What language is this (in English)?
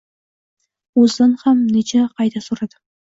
Uzbek